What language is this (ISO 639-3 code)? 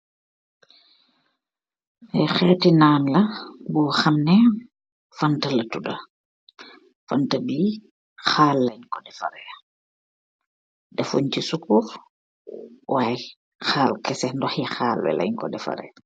wol